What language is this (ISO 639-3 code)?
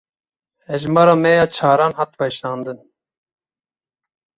kur